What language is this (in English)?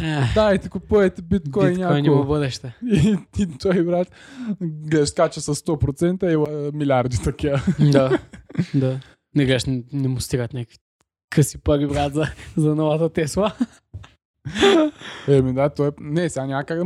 Bulgarian